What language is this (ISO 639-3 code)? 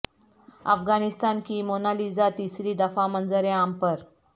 urd